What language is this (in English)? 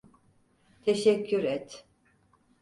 Turkish